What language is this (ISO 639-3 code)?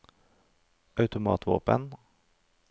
nor